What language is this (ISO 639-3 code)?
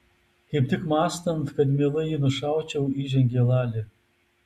lit